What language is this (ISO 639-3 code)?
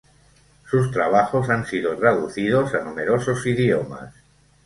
spa